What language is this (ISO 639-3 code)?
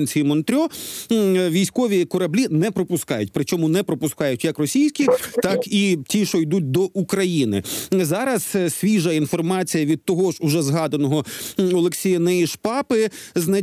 ukr